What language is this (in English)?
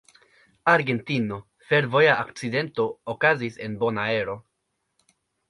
Esperanto